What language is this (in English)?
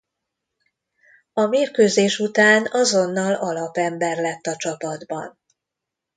Hungarian